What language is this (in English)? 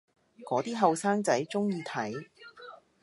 Cantonese